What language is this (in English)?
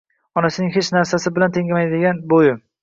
Uzbek